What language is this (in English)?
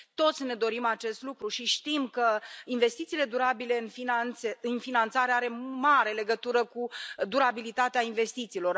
Romanian